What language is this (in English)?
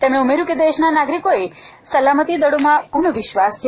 Gujarati